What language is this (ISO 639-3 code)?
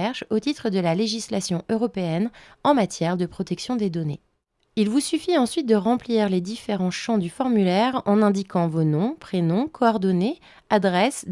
fra